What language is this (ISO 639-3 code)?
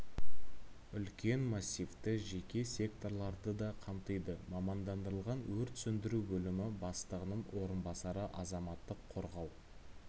kaz